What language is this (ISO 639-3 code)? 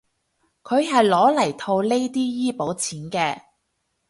yue